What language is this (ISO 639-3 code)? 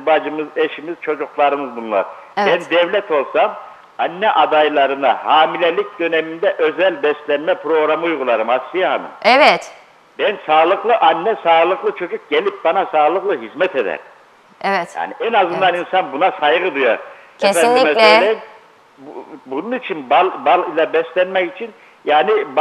tur